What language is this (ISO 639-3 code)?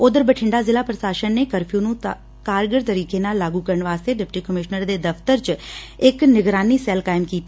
pan